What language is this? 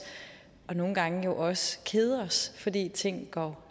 Danish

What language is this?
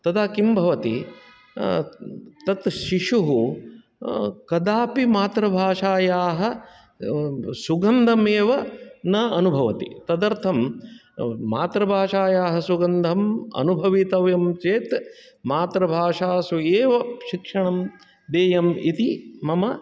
Sanskrit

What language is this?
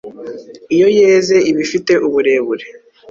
Kinyarwanda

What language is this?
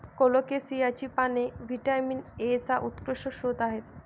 Marathi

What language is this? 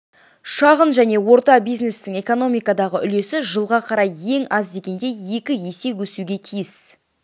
Kazakh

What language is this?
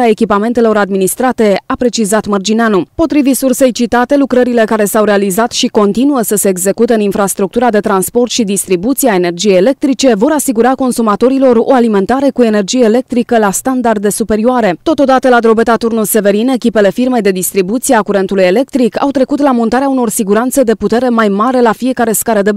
Romanian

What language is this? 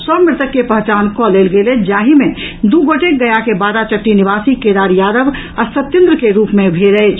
Maithili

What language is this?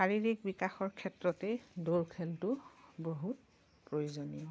Assamese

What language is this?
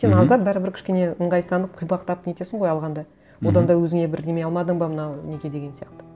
Kazakh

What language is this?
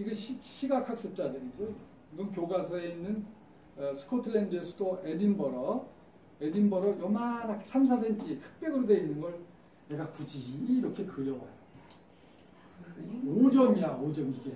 Korean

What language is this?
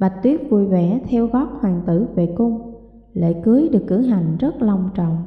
Vietnamese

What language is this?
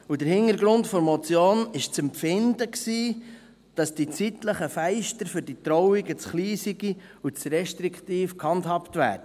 Swiss German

